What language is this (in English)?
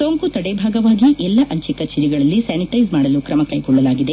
Kannada